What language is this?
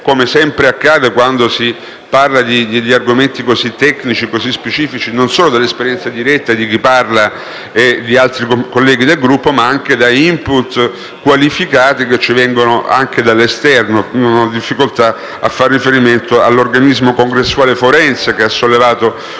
Italian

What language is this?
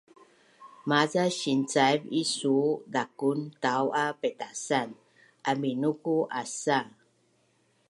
Bunun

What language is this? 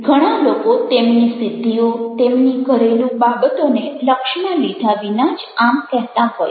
Gujarati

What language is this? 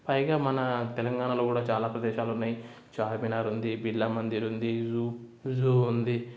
Telugu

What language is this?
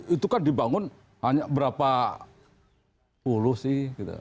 Indonesian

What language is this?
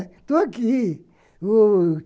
Portuguese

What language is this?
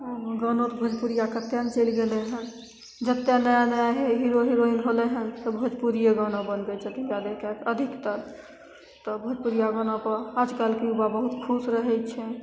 Maithili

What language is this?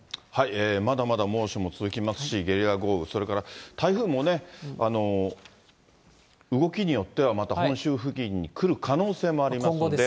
Japanese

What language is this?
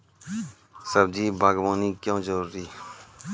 Maithili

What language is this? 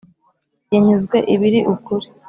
Kinyarwanda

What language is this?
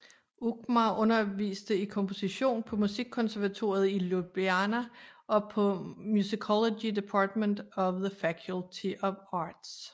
Danish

